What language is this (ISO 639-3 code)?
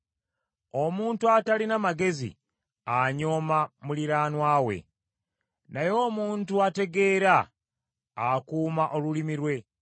lug